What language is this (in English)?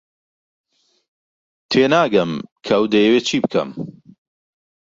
Central Kurdish